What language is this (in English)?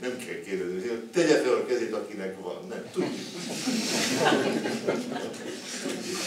Hungarian